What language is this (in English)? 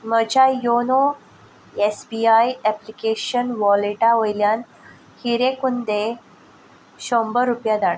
Konkani